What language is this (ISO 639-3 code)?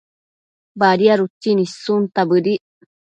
mcf